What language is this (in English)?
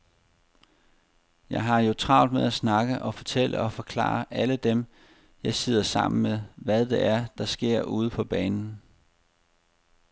Danish